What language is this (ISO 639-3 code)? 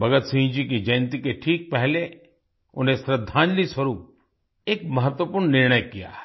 hin